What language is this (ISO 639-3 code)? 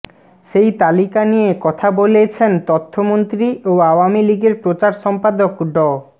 ben